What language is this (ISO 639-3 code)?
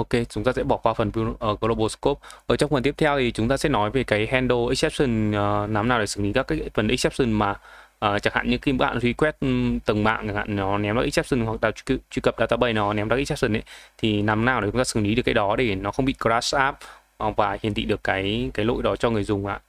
vie